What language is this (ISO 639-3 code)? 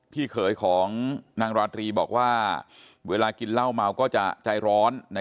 tha